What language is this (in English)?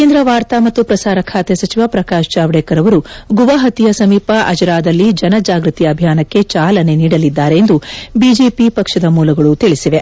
Kannada